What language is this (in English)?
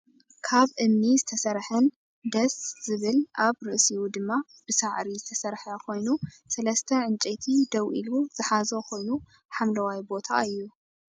Tigrinya